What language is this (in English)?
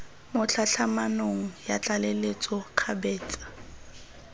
Tswana